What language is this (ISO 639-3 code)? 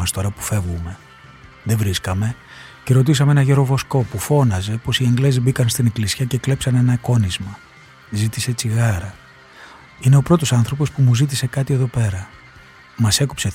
ell